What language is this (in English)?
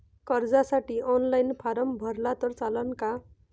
Marathi